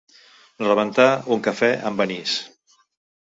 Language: Catalan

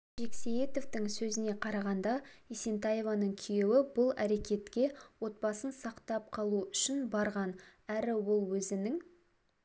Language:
Kazakh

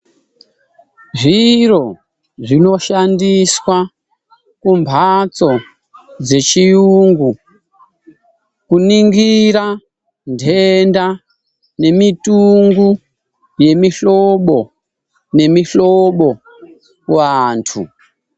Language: Ndau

